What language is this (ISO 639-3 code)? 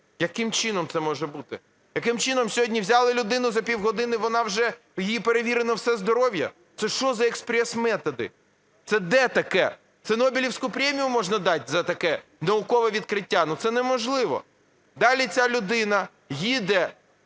ukr